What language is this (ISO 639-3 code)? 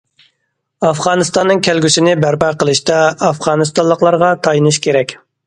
uig